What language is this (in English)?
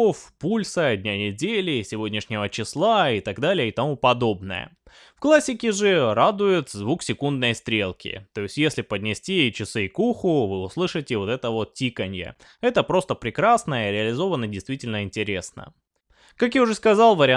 Russian